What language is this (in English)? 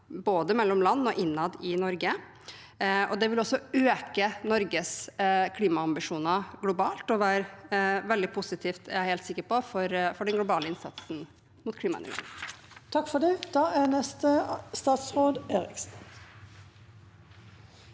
Norwegian